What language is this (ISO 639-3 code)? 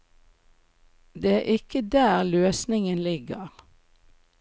nor